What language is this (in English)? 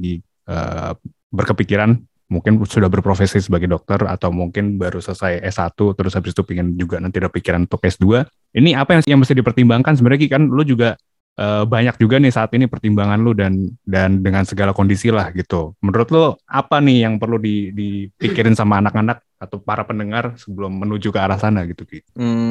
Indonesian